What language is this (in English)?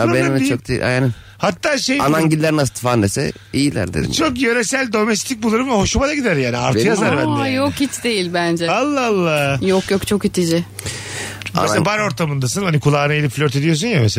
Turkish